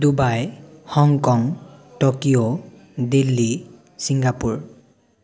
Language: Assamese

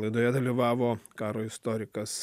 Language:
Lithuanian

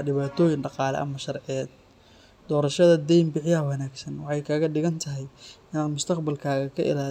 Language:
Somali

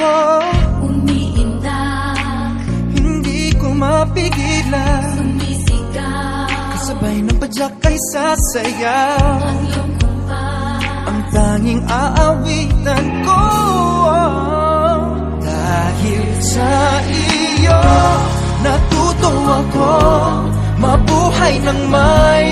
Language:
Filipino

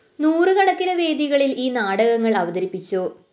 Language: Malayalam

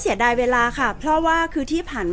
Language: Thai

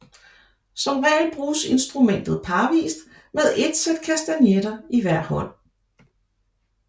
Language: Danish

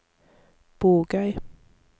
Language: Norwegian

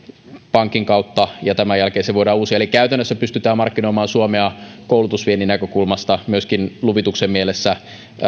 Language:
Finnish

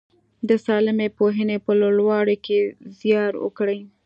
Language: Pashto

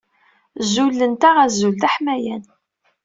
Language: Kabyle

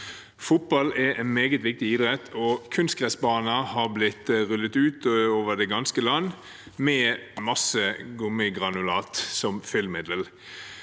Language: Norwegian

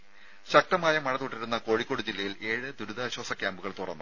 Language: Malayalam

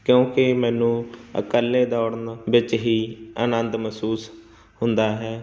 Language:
Punjabi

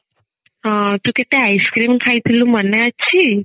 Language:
Odia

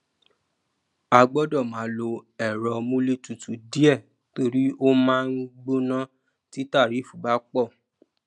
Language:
Yoruba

